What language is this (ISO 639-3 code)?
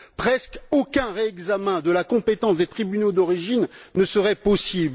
fra